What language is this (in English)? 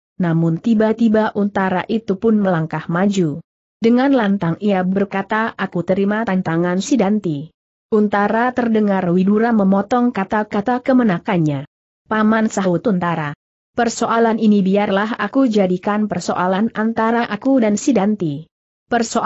Indonesian